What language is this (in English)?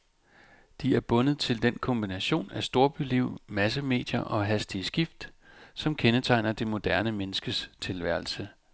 Danish